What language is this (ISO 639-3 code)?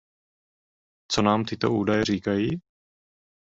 ces